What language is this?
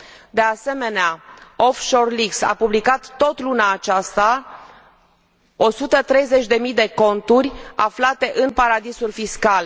Romanian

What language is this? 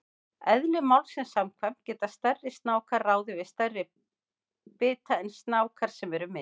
Icelandic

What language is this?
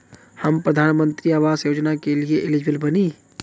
Bhojpuri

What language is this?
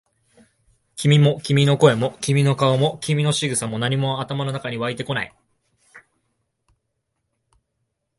Japanese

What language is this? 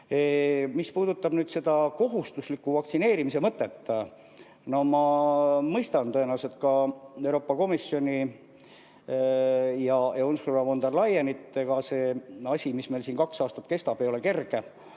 Estonian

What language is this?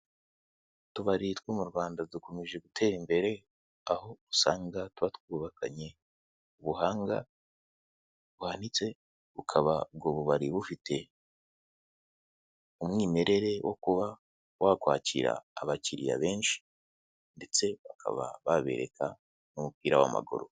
Kinyarwanda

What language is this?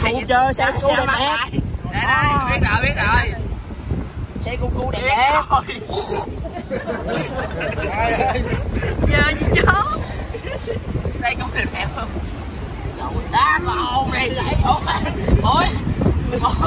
Vietnamese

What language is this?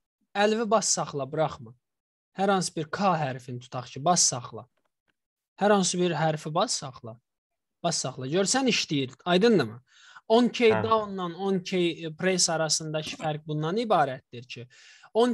Turkish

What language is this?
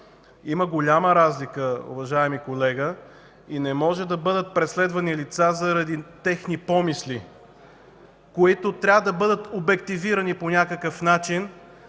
Bulgarian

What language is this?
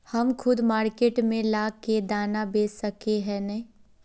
Magahi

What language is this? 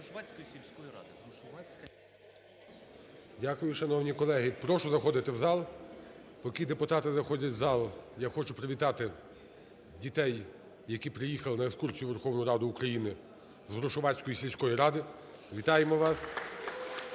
Ukrainian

